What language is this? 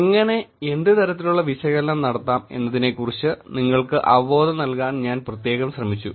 Malayalam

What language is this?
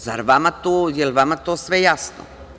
Serbian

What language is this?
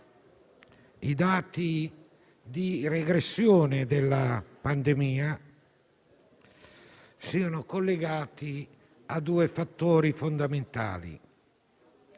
Italian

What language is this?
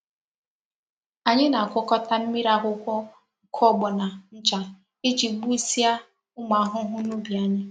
Igbo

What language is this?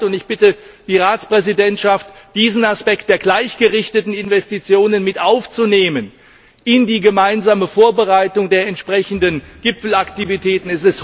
German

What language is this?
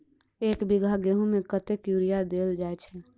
Maithili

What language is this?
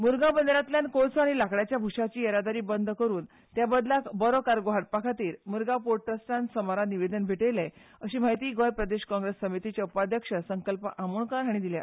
Konkani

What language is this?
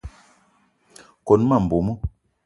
Eton (Cameroon)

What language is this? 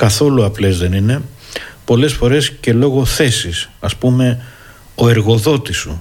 Greek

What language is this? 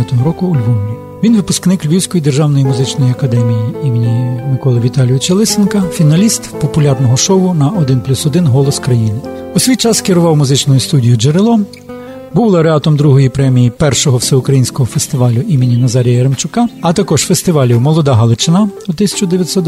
Ukrainian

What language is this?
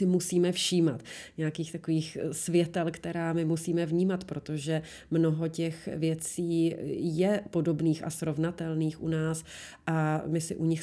Czech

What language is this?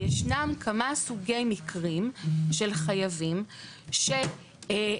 Hebrew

